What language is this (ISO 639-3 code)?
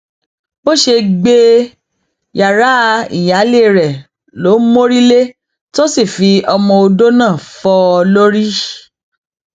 yor